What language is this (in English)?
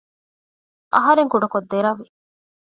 Divehi